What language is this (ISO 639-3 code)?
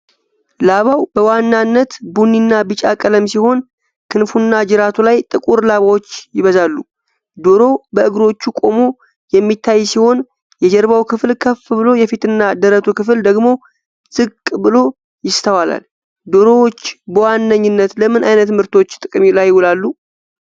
amh